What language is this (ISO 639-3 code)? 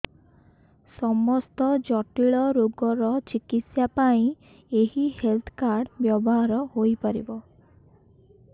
ori